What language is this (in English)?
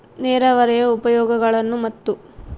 Kannada